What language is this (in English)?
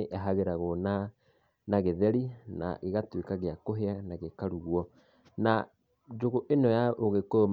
Kikuyu